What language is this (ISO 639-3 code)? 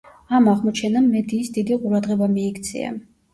kat